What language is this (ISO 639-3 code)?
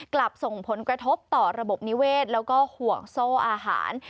tha